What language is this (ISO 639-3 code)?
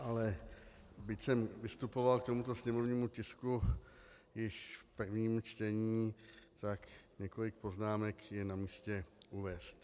ces